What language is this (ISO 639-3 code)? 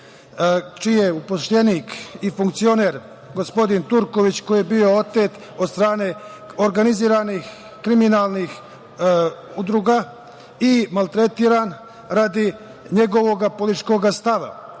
srp